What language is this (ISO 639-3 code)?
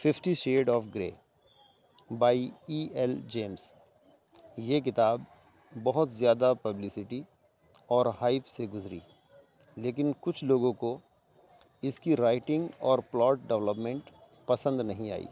urd